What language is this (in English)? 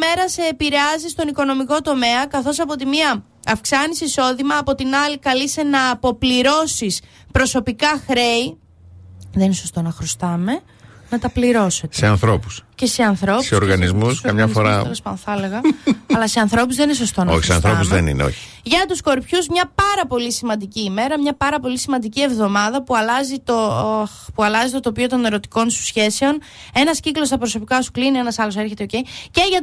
Greek